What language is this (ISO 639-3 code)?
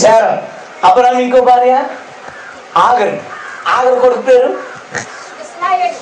tel